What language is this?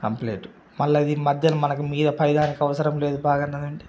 Telugu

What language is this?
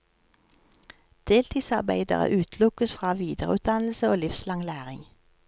Norwegian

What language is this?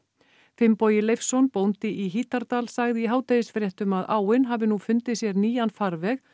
Icelandic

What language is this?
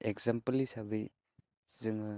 Bodo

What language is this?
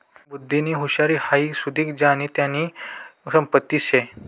Marathi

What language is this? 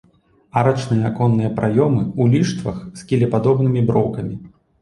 Belarusian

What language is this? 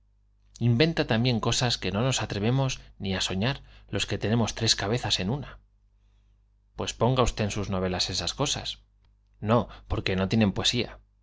Spanish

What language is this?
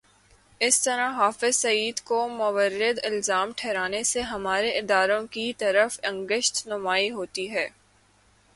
Urdu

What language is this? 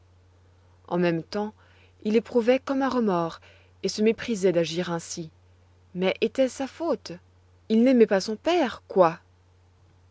French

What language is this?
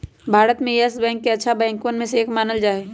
Magahi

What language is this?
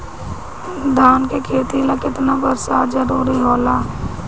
Bhojpuri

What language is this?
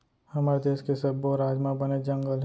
Chhattisgarhi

